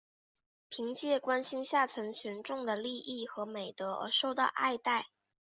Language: Chinese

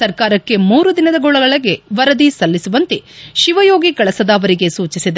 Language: Kannada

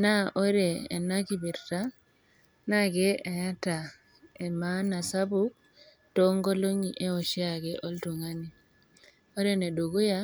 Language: Masai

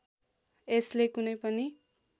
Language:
Nepali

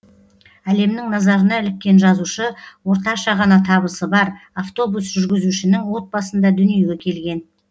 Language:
Kazakh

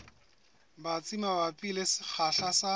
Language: Southern Sotho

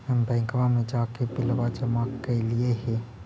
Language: Magahi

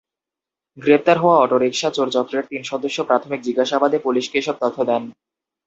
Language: Bangla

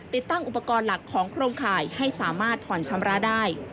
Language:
Thai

